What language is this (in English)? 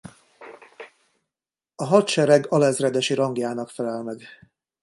Hungarian